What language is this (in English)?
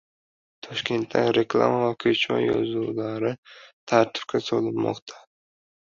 Uzbek